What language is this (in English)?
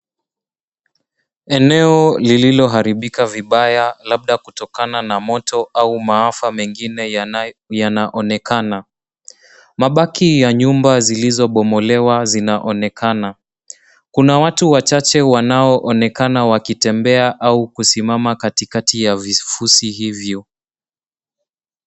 Swahili